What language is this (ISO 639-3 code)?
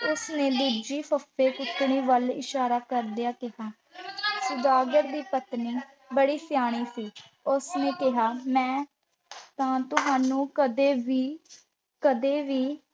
pan